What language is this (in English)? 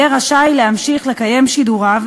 Hebrew